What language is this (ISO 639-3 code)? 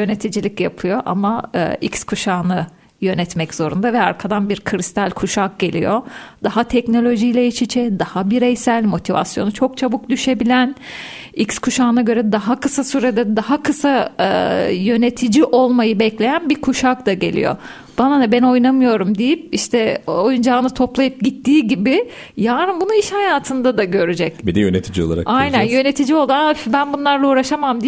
tur